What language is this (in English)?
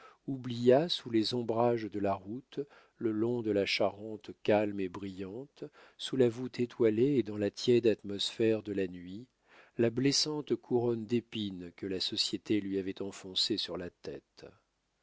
French